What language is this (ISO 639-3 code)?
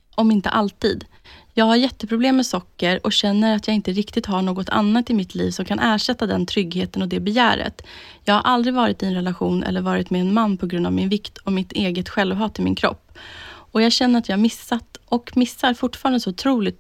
swe